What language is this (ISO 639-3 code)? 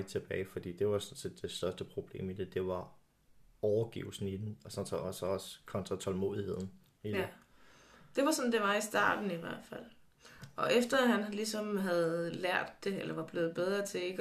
dan